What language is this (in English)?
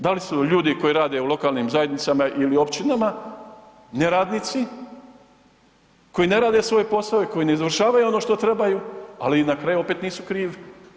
Croatian